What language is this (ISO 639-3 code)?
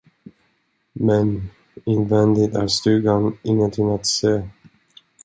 swe